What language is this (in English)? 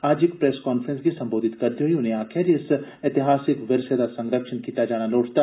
Dogri